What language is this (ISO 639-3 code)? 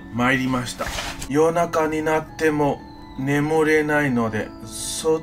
jpn